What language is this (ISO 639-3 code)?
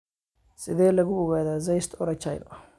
som